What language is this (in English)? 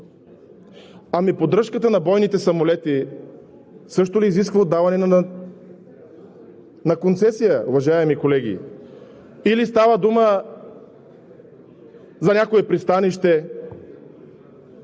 Bulgarian